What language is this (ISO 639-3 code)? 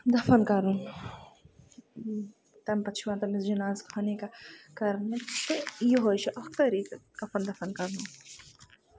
kas